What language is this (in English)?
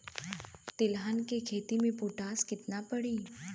Bhojpuri